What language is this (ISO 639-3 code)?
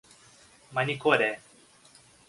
por